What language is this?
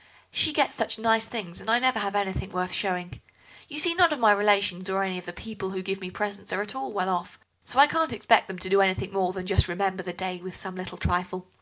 English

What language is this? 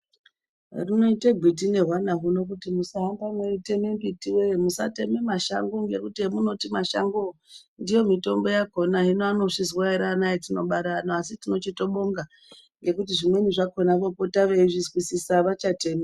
Ndau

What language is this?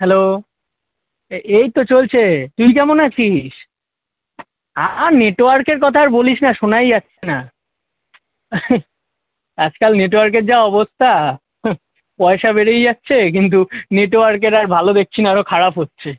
Bangla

